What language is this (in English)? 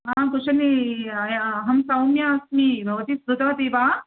Sanskrit